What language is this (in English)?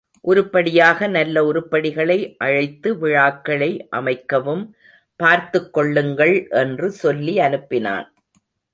Tamil